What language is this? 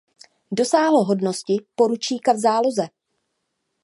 Czech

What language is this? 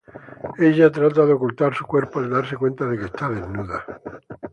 Spanish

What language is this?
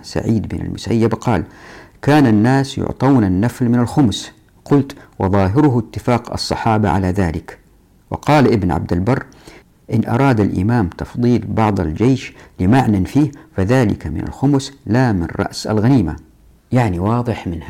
Arabic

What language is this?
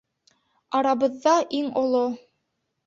Bashkir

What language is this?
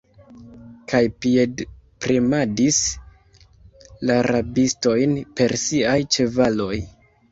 Esperanto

